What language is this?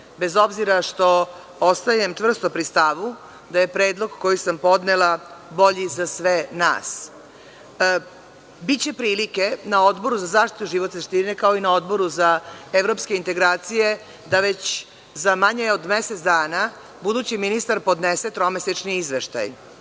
Serbian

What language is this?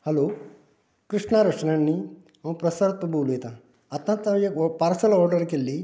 Konkani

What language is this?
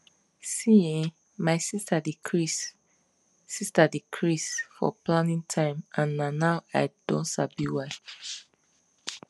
Nigerian Pidgin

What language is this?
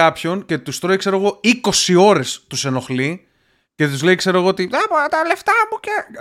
Greek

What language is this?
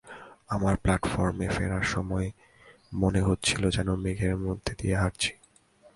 Bangla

